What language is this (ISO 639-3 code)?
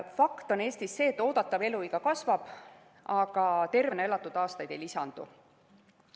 est